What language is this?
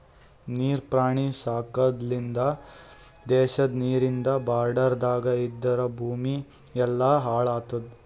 Kannada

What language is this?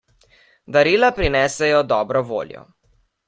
Slovenian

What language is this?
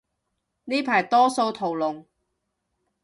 Cantonese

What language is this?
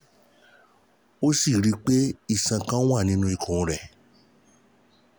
Yoruba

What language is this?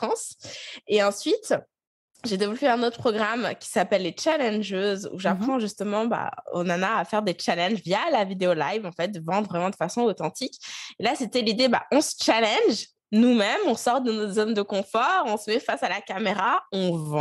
French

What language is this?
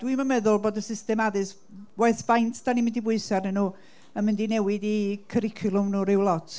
Welsh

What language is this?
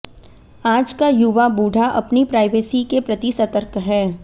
Hindi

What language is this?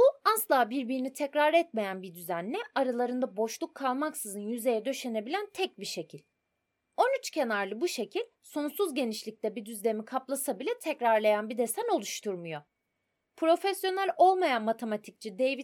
Turkish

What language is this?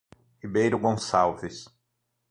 Portuguese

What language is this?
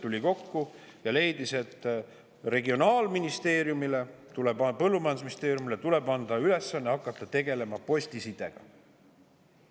Estonian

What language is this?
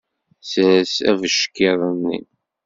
Kabyle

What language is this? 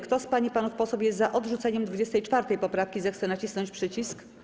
Polish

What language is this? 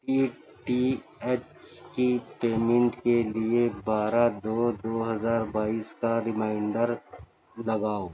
Urdu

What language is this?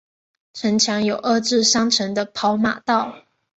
Chinese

